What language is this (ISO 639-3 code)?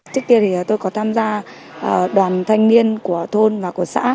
vie